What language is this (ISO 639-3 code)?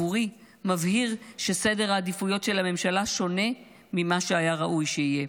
heb